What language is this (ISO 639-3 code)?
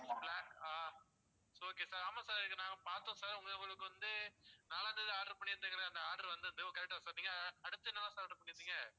tam